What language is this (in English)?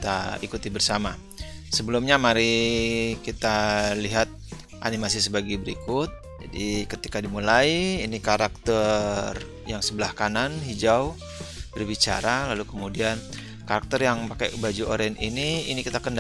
Indonesian